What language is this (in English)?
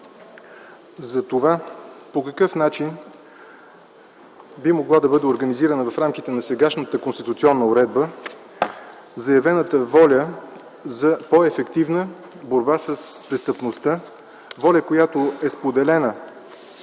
Bulgarian